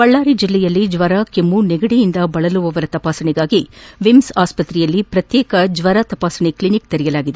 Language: Kannada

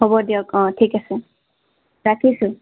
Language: Assamese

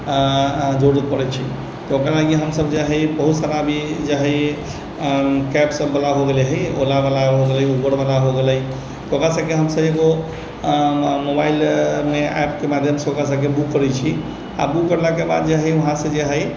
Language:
Maithili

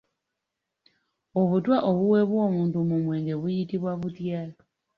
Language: Ganda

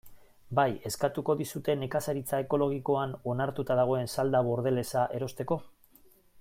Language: Basque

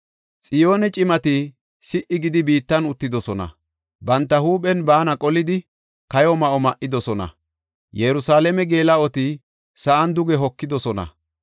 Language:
Gofa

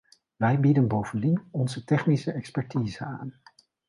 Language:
Dutch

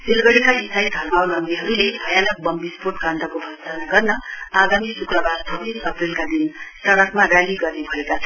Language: Nepali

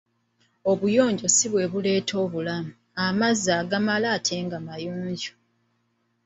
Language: Ganda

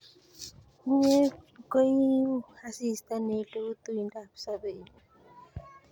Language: Kalenjin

